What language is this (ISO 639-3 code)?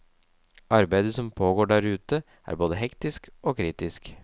nor